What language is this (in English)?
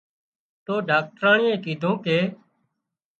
Wadiyara Koli